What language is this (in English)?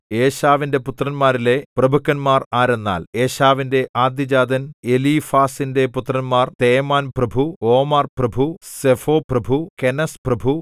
Malayalam